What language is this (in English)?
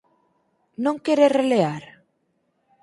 Galician